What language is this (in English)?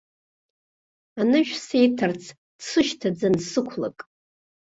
Abkhazian